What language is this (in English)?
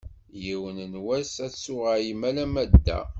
Kabyle